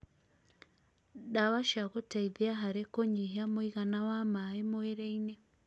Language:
Kikuyu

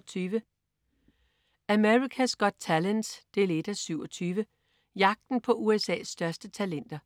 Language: Danish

